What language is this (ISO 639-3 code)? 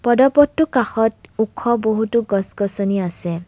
asm